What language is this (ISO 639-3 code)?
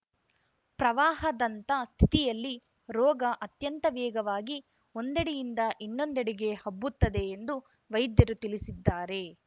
kan